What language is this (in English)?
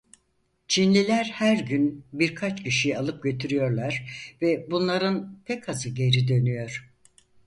Turkish